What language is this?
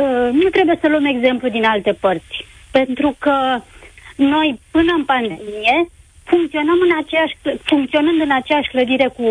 Romanian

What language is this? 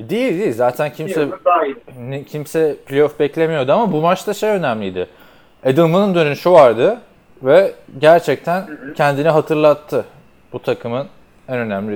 Turkish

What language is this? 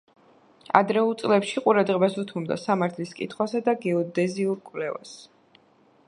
Georgian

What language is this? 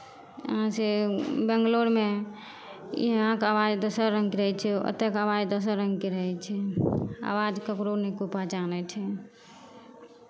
Maithili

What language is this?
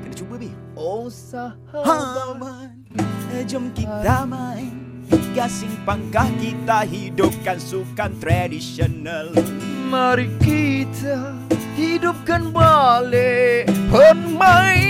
Malay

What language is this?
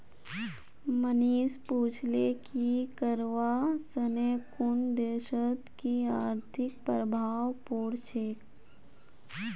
Magahi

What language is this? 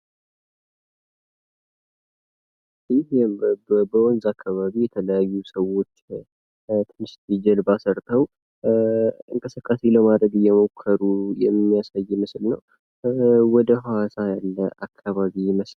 Amharic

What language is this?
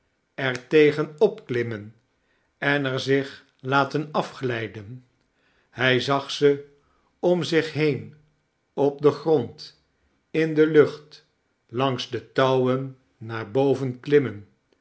Dutch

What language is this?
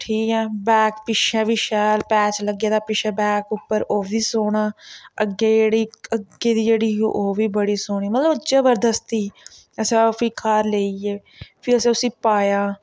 Dogri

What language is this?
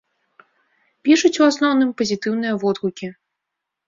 Belarusian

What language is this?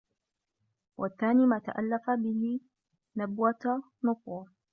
Arabic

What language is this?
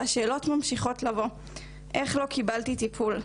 Hebrew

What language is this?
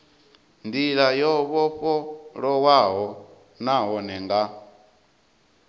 Venda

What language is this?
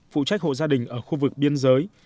Vietnamese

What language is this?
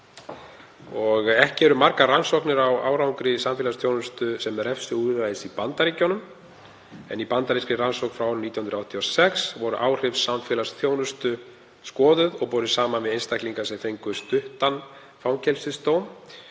Icelandic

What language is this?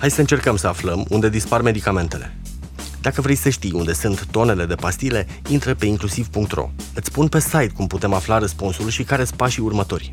Romanian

